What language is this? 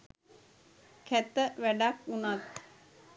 Sinhala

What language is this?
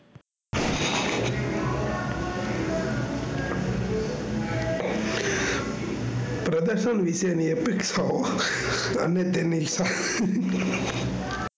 Gujarati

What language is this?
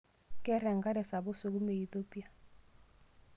Masai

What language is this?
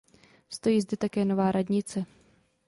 Czech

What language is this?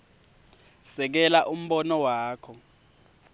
Swati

